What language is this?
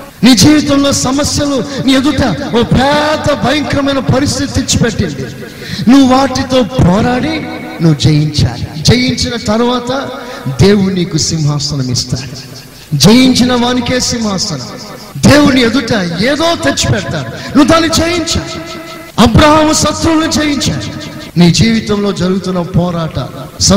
Telugu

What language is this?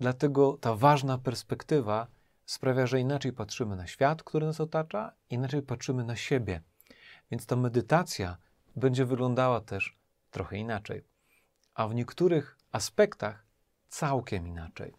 Polish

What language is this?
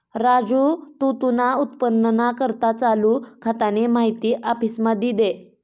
Marathi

